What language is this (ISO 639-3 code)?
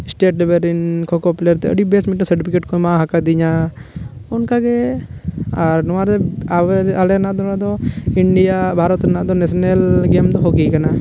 sat